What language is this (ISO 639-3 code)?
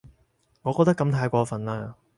yue